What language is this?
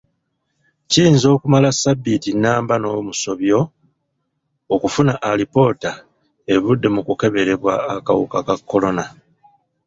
Ganda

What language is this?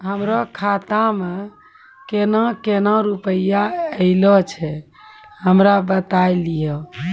Maithili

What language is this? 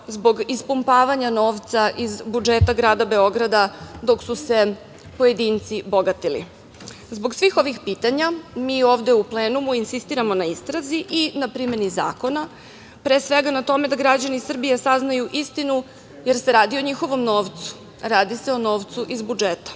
Serbian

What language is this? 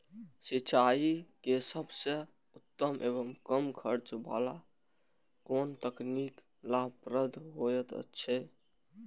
Maithili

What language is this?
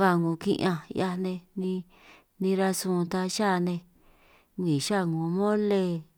San Martín Itunyoso Triqui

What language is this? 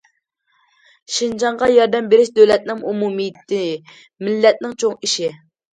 Uyghur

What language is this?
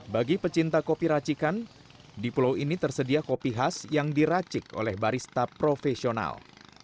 Indonesian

